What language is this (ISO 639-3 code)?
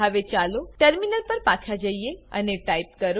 guj